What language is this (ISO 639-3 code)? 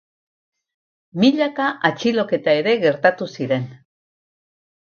eus